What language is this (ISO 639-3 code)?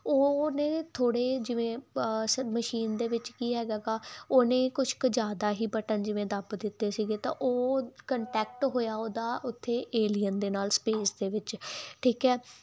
pan